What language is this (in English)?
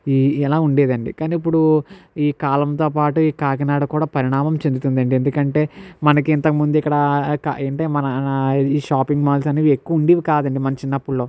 Telugu